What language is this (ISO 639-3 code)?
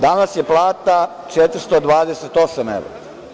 srp